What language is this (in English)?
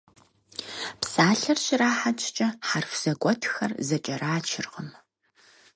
Kabardian